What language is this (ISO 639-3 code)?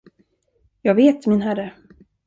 swe